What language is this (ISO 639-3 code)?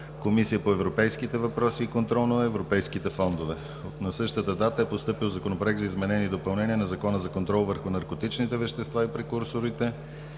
bul